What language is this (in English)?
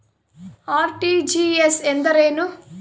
Kannada